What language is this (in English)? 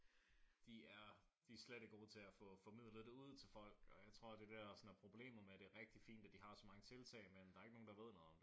Danish